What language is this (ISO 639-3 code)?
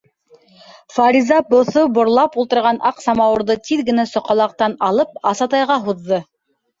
bak